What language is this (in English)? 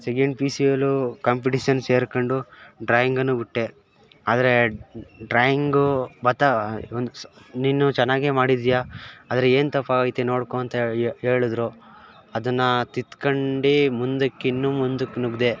Kannada